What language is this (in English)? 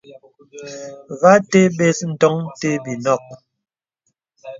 Bebele